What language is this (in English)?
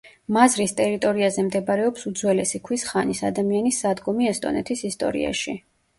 Georgian